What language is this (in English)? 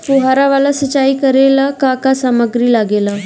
Bhojpuri